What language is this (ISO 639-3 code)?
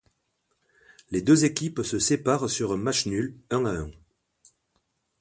fra